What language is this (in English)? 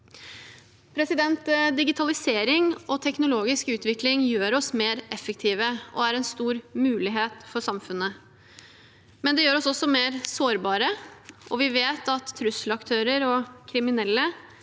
Norwegian